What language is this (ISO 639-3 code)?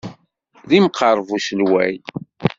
kab